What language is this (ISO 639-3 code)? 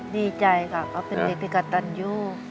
tha